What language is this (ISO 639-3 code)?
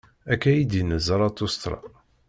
kab